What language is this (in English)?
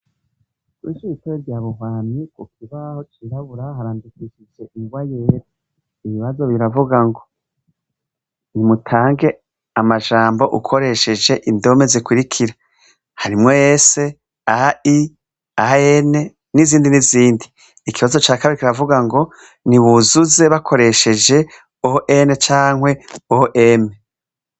Rundi